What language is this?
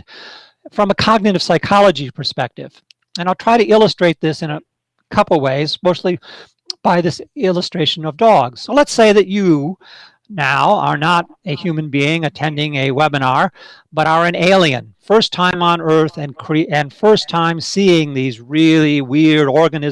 English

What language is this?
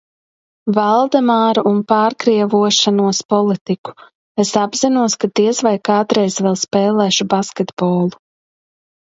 Latvian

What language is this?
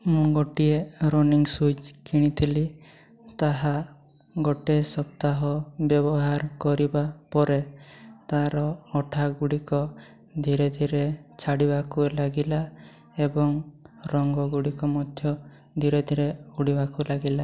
Odia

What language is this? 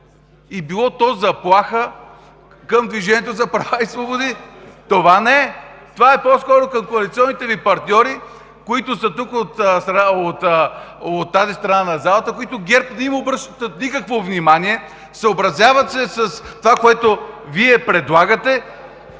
Bulgarian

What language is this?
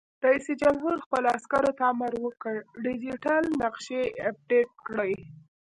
Pashto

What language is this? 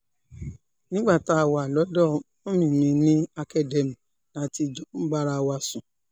Yoruba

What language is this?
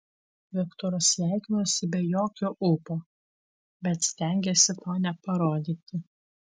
Lithuanian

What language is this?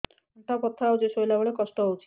Odia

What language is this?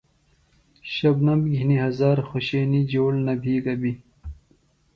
Phalura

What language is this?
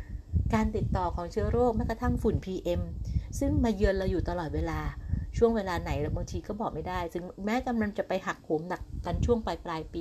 Thai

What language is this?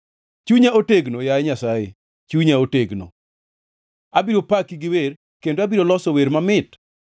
Luo (Kenya and Tanzania)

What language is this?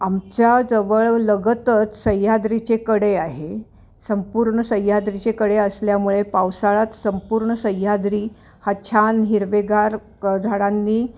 Marathi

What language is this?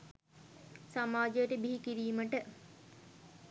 Sinhala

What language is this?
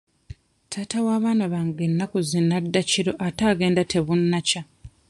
Ganda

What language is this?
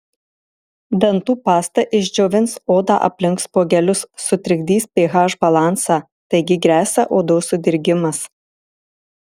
Lithuanian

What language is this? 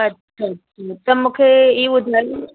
Sindhi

